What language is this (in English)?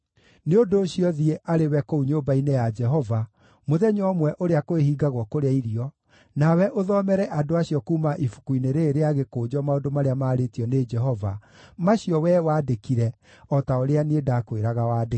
Kikuyu